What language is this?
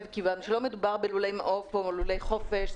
Hebrew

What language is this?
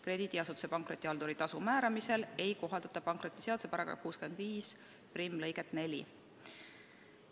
Estonian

